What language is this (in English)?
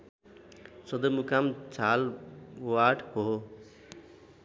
Nepali